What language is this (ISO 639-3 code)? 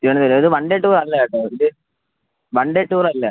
mal